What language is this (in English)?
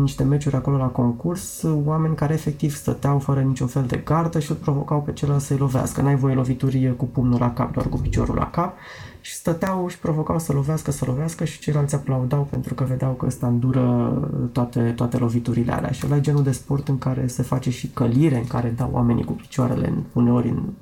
Romanian